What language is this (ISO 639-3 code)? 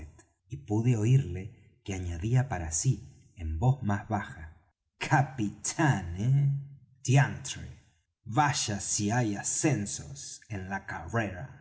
spa